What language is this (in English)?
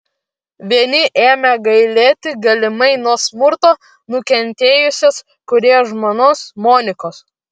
Lithuanian